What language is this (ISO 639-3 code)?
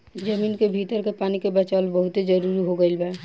bho